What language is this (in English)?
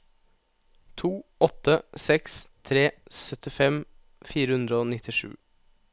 Norwegian